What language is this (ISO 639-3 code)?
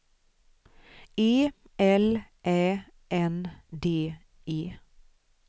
swe